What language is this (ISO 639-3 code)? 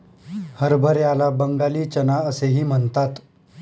mar